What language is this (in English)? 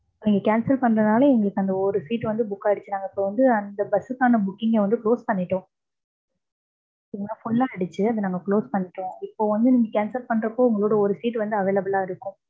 Tamil